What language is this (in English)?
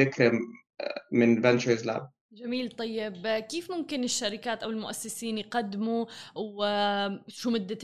Arabic